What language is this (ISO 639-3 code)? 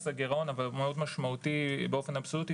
heb